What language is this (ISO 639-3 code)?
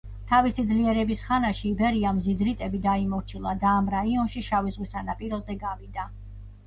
kat